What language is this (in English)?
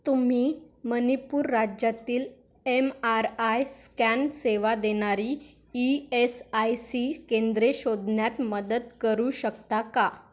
Marathi